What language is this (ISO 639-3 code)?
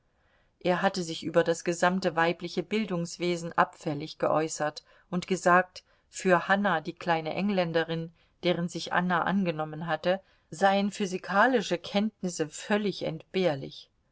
deu